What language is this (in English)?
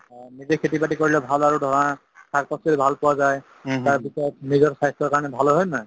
Assamese